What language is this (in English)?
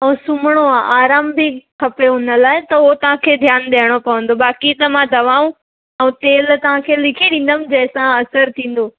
Sindhi